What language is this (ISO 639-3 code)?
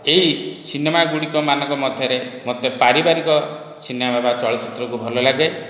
ori